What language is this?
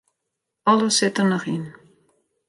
Western Frisian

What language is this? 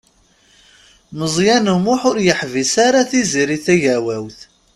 Kabyle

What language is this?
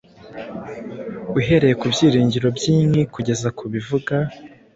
Kinyarwanda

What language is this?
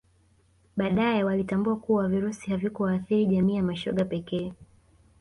Swahili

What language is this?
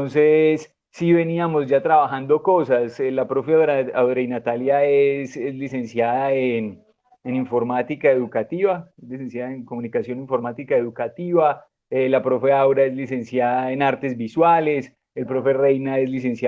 Spanish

